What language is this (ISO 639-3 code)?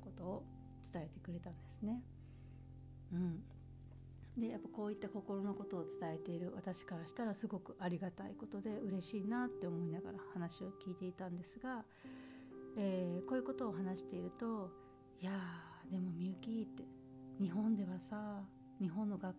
jpn